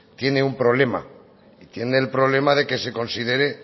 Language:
Spanish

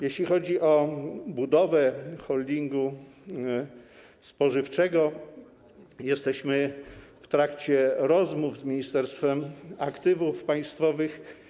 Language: Polish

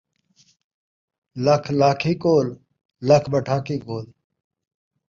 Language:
Saraiki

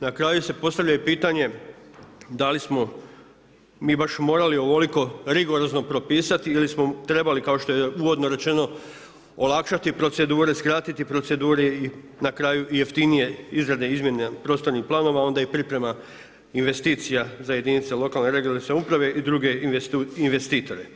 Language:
Croatian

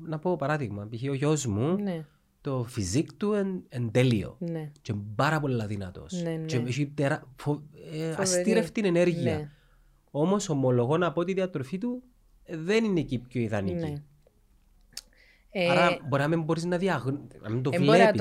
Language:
Greek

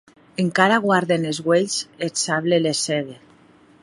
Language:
Occitan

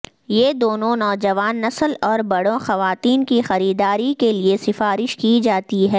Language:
Urdu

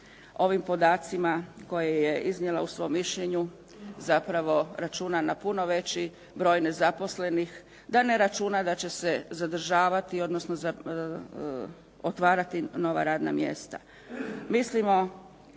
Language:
Croatian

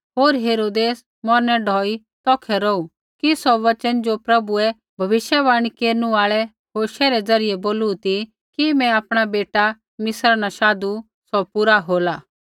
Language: Kullu Pahari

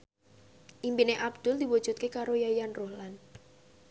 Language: Javanese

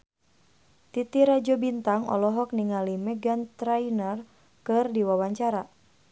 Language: Sundanese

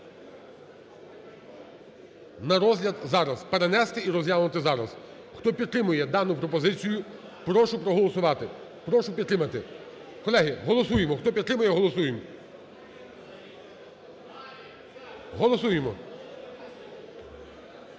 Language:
Ukrainian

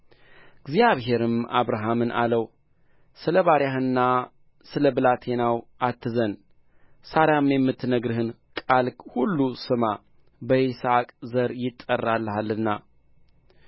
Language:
Amharic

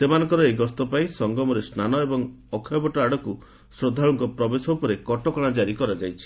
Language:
Odia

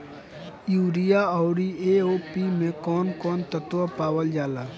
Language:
Bhojpuri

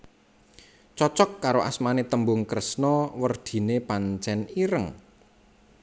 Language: Javanese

